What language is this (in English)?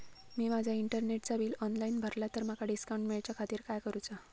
Marathi